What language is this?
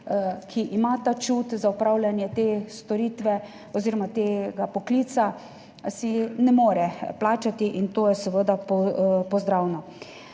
Slovenian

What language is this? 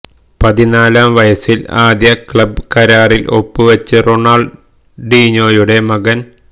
Malayalam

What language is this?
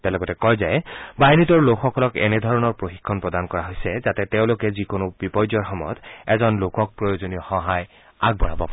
Assamese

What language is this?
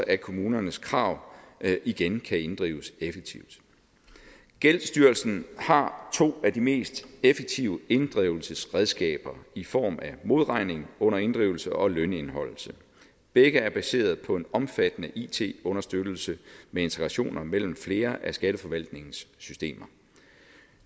Danish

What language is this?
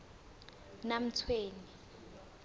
South Ndebele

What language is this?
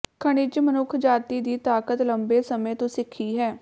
Punjabi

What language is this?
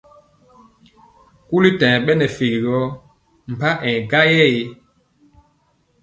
Mpiemo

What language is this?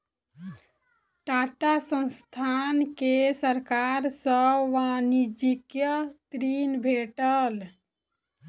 Maithili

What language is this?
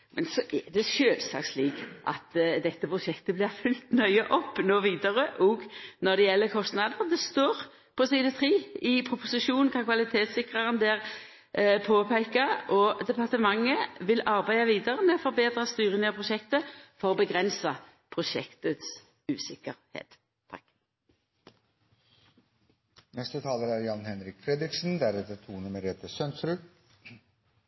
Norwegian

